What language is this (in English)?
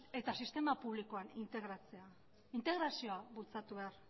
Basque